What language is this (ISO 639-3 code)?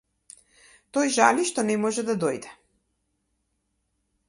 mkd